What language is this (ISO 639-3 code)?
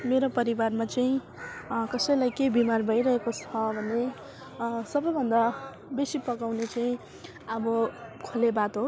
nep